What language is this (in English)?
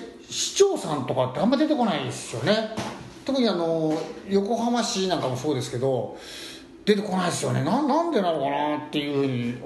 Japanese